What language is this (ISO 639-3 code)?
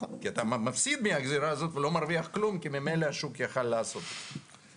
heb